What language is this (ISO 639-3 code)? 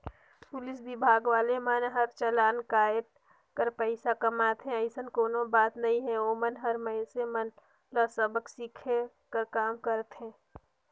hne